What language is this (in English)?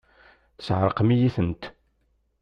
Kabyle